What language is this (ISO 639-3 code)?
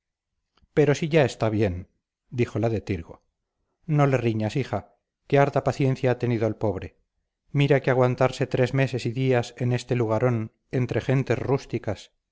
spa